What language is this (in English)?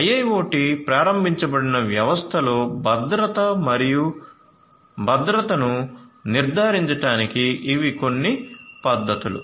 Telugu